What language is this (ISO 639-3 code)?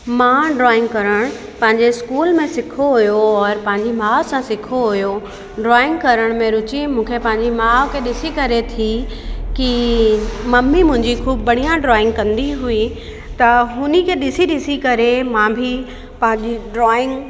snd